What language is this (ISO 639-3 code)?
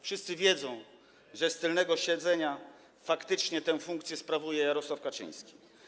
pol